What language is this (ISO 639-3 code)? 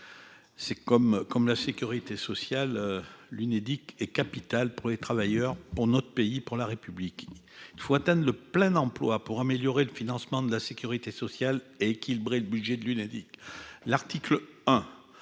fra